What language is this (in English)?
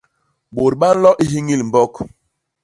Basaa